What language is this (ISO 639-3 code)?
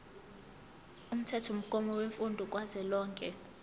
zul